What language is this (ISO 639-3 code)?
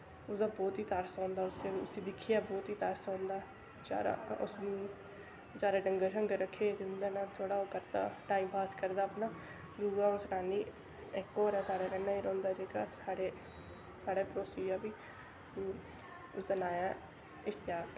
doi